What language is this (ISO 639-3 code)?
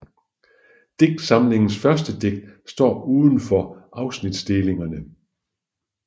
dan